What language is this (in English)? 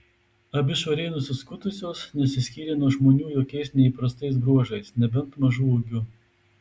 Lithuanian